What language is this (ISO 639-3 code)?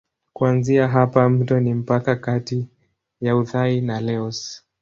swa